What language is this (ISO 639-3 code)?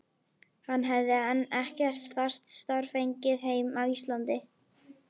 isl